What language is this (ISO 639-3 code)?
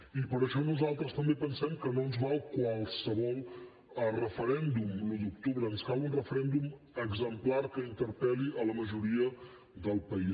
cat